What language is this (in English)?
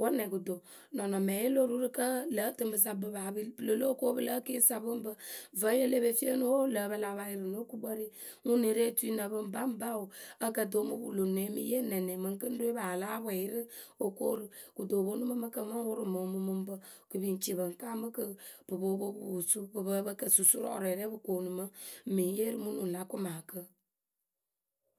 Akebu